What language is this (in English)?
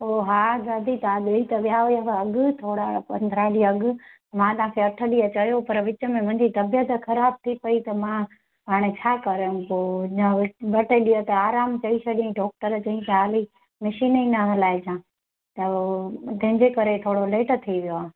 Sindhi